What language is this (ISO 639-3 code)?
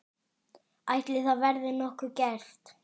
isl